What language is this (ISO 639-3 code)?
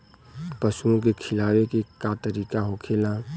bho